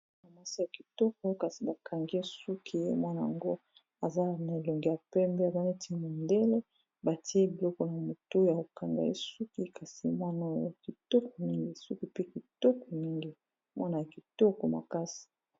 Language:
Lingala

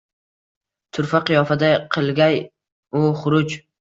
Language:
Uzbek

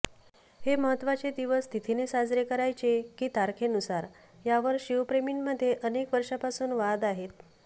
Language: Marathi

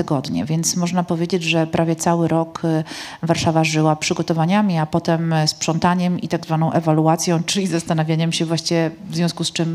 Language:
Polish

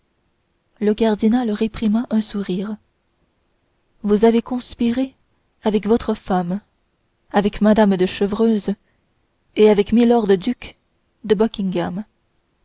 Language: French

